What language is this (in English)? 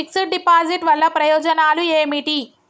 Telugu